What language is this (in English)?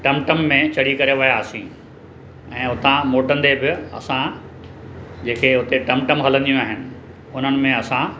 Sindhi